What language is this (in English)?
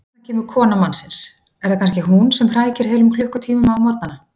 Icelandic